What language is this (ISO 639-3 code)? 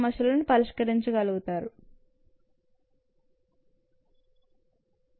tel